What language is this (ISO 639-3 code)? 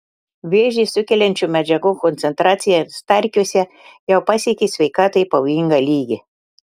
lit